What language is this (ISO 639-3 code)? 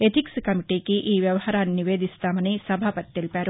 tel